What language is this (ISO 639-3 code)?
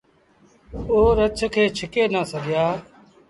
sbn